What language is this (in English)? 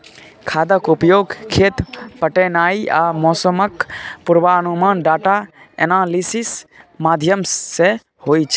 Maithili